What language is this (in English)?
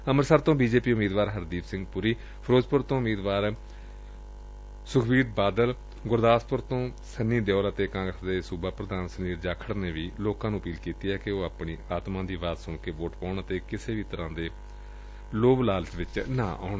Punjabi